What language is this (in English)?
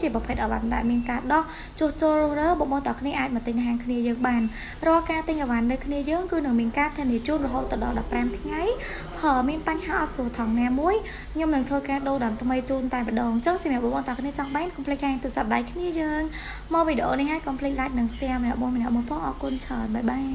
Vietnamese